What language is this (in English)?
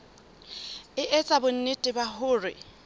Southern Sotho